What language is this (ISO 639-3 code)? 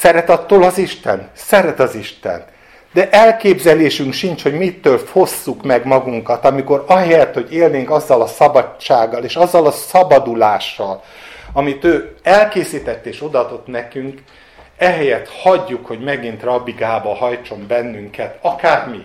hun